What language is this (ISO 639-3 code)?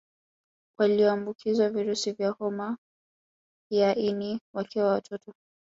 swa